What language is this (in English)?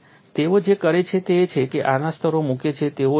Gujarati